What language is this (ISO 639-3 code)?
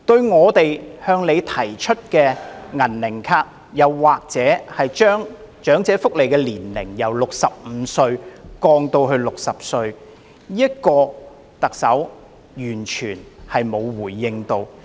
yue